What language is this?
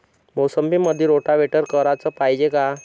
Marathi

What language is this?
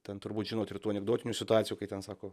Lithuanian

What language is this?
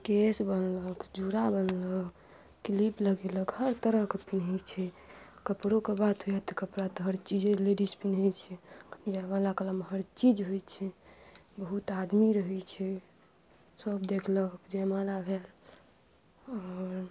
Maithili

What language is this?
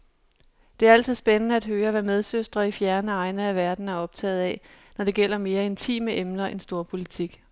Danish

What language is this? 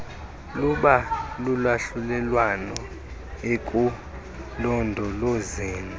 Xhosa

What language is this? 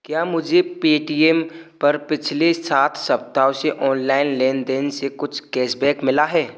Hindi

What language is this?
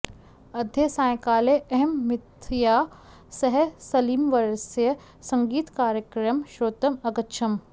Sanskrit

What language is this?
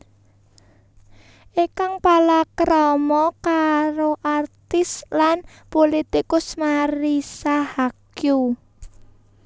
Javanese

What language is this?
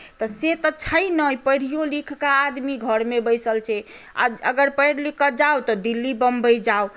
Maithili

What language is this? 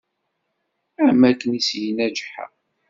Kabyle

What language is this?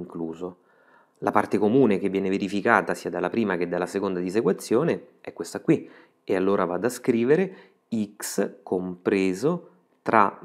Italian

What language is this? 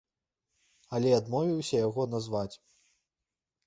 Belarusian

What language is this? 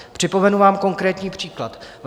Czech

